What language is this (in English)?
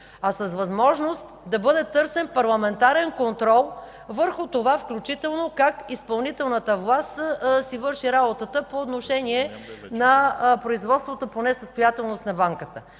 Bulgarian